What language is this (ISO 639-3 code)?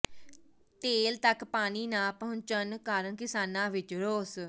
pan